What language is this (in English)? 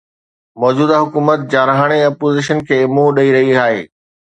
Sindhi